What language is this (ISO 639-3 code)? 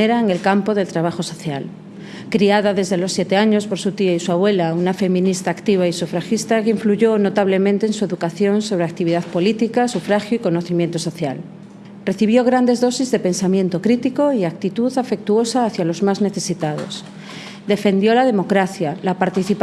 spa